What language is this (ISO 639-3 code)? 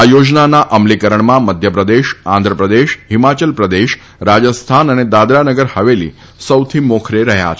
guj